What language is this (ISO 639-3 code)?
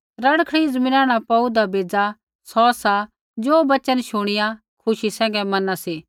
kfx